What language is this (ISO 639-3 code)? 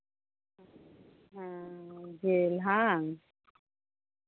sat